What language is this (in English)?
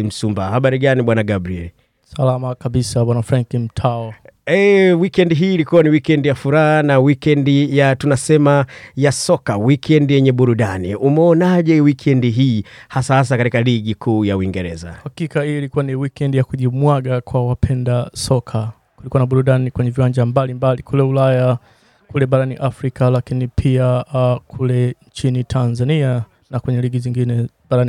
Swahili